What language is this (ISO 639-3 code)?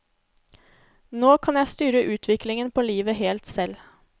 nor